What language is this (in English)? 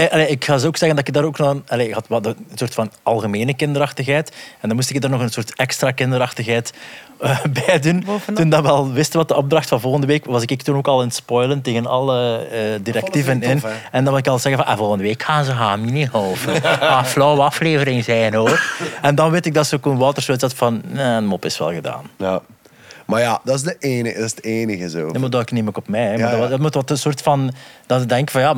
Dutch